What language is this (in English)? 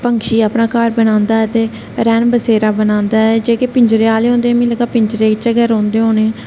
Dogri